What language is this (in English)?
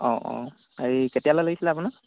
Assamese